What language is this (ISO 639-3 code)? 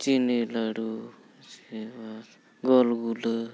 sat